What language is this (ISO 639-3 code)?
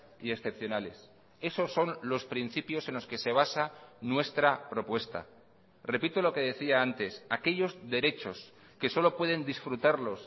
spa